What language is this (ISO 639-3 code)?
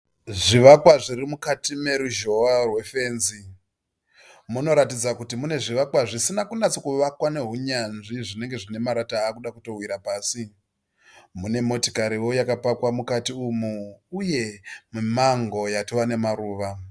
sna